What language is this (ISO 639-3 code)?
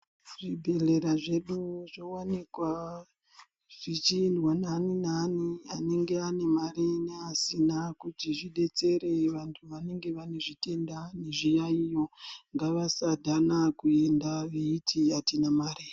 ndc